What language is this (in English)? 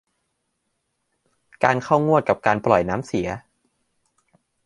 Thai